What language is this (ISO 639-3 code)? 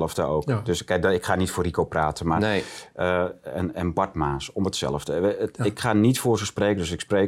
nld